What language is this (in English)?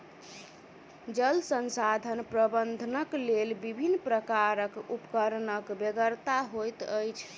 Maithili